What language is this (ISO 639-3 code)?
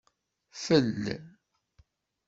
kab